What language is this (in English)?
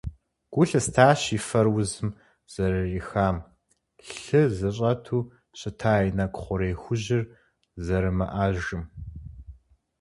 Kabardian